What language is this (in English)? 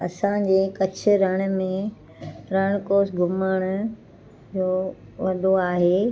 Sindhi